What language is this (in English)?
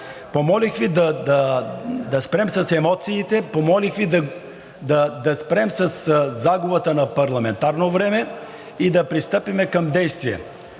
Bulgarian